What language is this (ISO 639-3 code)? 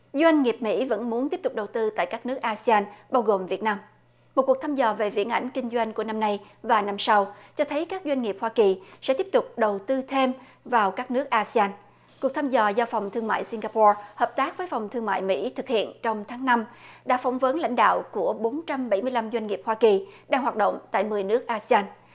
vie